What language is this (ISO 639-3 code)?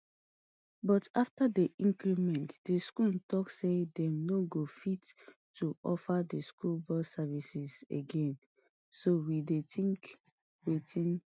pcm